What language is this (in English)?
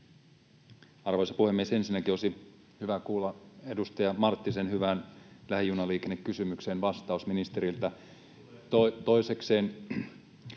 Finnish